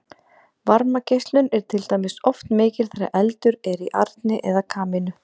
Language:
Icelandic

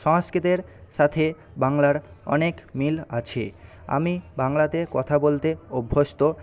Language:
Bangla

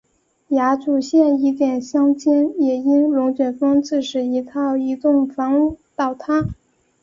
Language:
Chinese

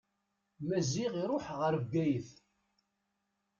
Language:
Kabyle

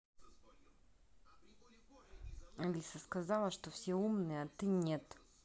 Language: Russian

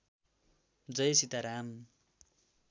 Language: Nepali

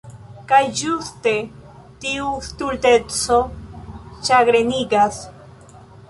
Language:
Esperanto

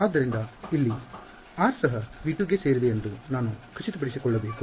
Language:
Kannada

